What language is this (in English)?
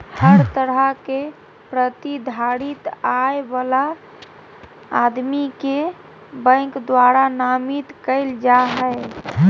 Magahi